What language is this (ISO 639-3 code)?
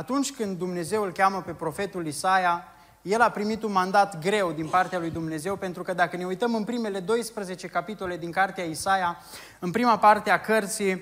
ron